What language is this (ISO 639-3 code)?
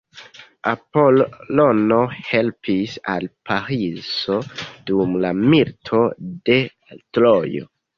epo